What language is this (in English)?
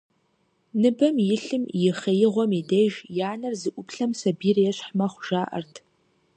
Kabardian